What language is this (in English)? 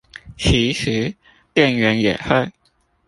Chinese